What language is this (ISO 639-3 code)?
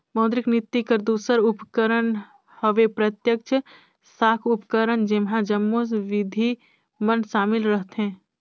hne